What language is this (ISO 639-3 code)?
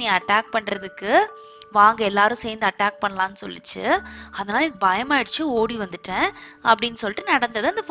tam